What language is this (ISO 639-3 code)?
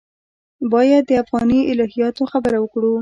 pus